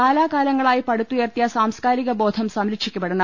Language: Malayalam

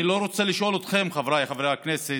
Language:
Hebrew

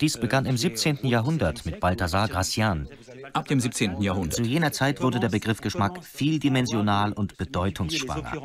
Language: German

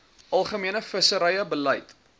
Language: Afrikaans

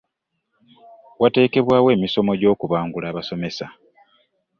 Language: Ganda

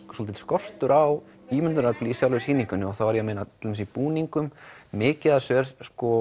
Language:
Icelandic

